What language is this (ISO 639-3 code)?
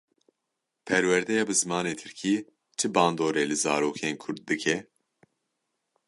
kur